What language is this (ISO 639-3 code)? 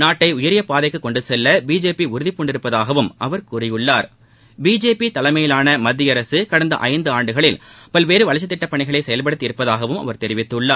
tam